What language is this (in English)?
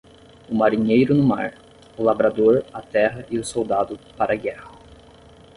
Portuguese